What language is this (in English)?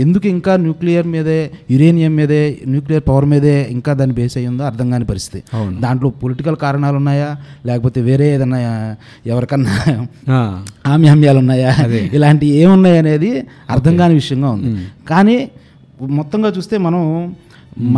Telugu